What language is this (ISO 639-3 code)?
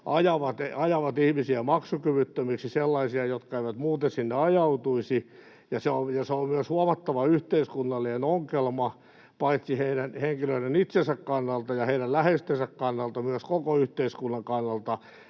fin